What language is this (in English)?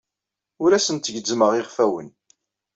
Kabyle